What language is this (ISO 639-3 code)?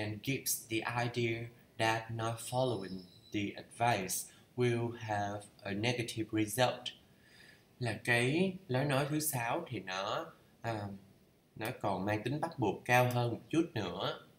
vie